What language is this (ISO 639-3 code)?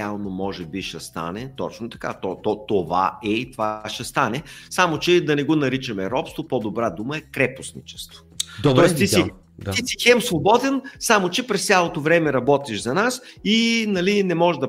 bul